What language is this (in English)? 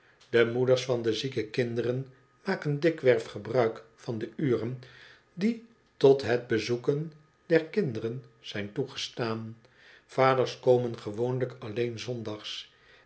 Dutch